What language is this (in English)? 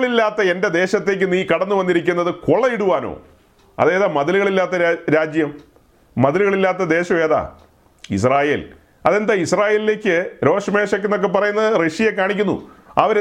Malayalam